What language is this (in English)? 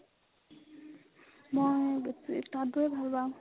Assamese